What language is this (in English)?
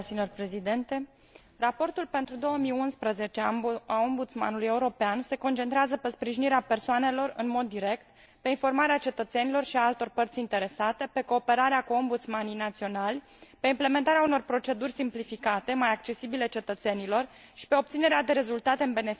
Romanian